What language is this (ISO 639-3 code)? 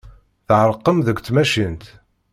kab